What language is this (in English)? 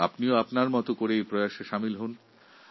Bangla